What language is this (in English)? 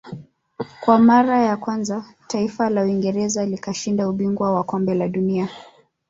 Swahili